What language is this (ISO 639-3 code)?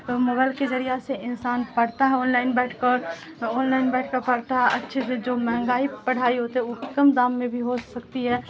urd